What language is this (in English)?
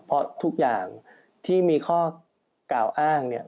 Thai